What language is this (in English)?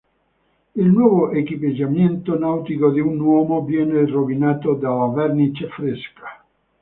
Italian